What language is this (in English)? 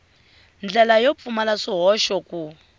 Tsonga